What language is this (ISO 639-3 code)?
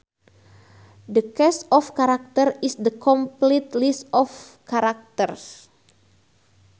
sun